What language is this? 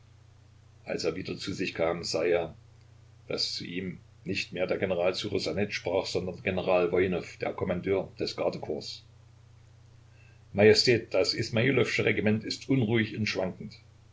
German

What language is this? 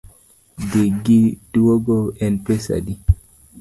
Luo (Kenya and Tanzania)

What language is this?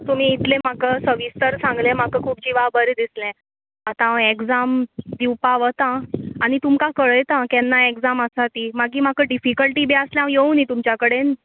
Konkani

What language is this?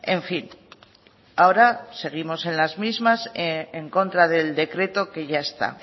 Spanish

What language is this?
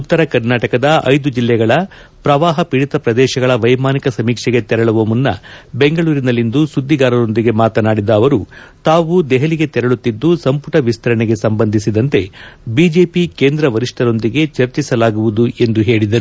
Kannada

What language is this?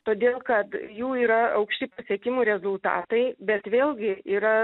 Lithuanian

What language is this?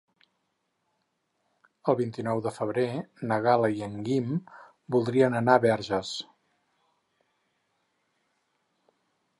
Catalan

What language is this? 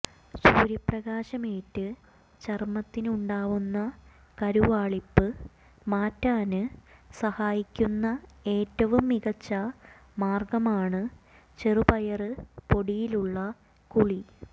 Malayalam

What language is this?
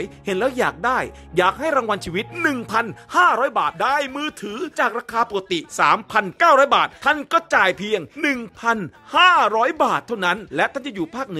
Thai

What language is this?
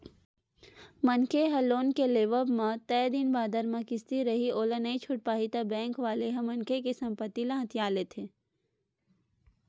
Chhattisgarhi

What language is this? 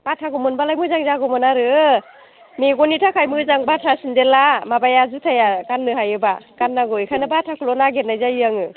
Bodo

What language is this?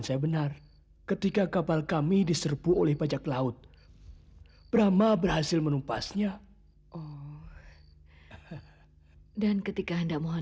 Indonesian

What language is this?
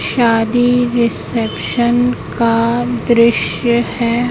Hindi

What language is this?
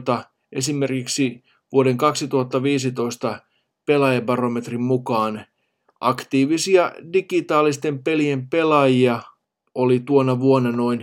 Finnish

